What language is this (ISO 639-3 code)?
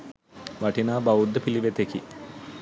sin